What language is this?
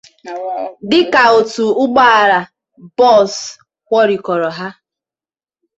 Igbo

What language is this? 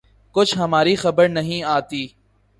Urdu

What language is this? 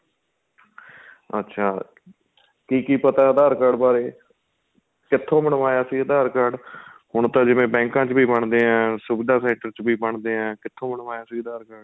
Punjabi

